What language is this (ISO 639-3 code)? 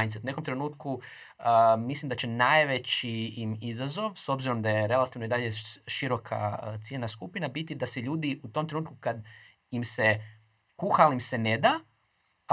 hrv